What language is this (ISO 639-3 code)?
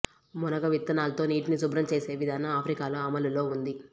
tel